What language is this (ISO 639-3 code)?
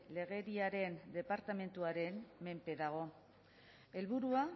eus